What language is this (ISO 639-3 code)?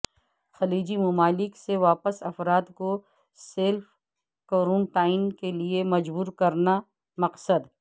urd